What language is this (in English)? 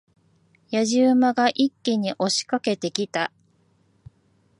Japanese